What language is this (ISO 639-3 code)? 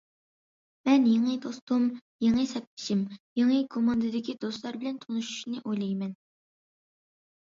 uig